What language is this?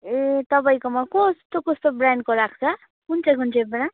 Nepali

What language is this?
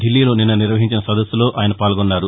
Telugu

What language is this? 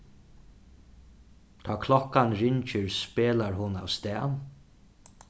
Faroese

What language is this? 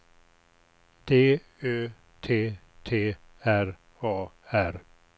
Swedish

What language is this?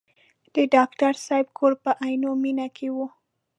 Pashto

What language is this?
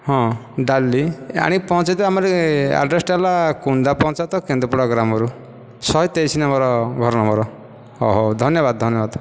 Odia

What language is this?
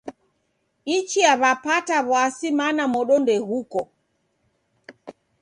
Taita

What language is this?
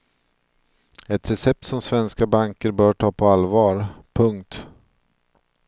Swedish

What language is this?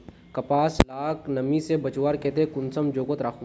Magahi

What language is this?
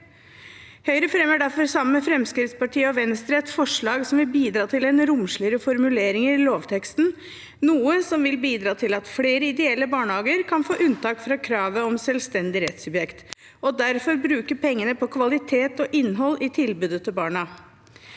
Norwegian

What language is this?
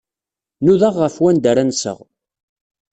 Kabyle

